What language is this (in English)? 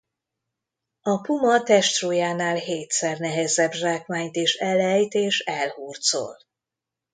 Hungarian